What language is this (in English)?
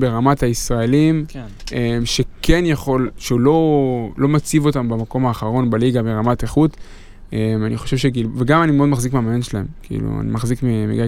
Hebrew